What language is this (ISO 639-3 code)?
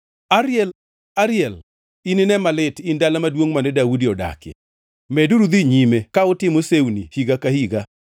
luo